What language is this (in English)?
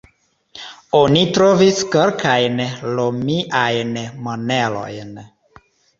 Esperanto